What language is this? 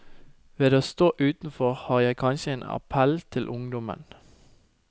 Norwegian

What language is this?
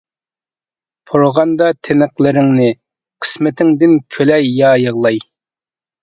Uyghur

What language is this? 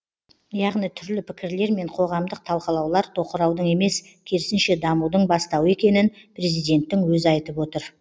Kazakh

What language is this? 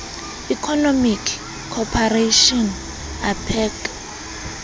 Southern Sotho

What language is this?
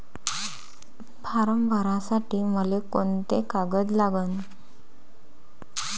Marathi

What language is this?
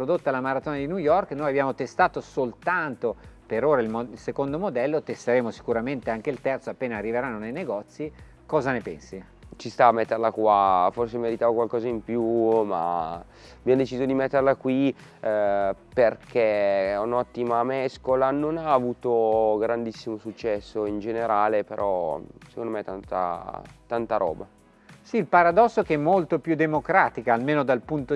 Italian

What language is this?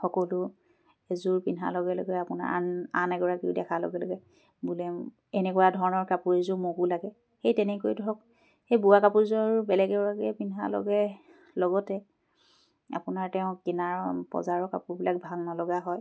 Assamese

